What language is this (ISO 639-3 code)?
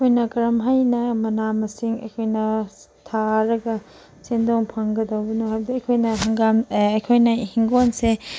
mni